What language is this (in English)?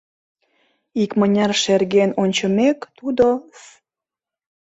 Mari